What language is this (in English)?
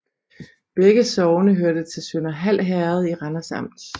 Danish